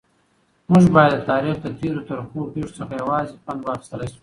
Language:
Pashto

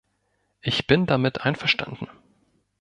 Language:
German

